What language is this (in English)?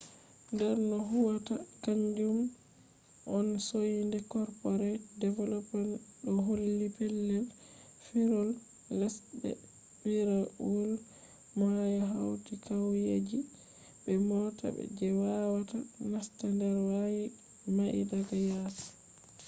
Fula